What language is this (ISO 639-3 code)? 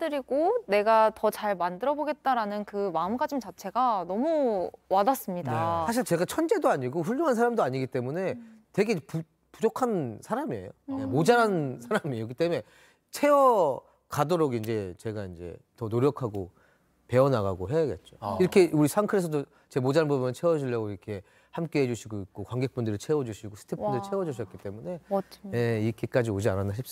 kor